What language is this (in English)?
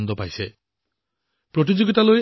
Assamese